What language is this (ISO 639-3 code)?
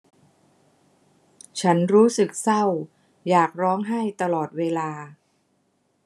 tha